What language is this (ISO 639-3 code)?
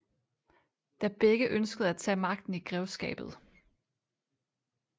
dan